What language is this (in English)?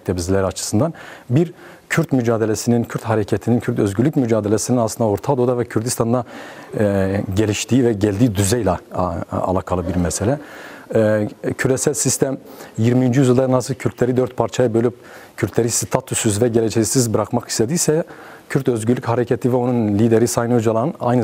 Turkish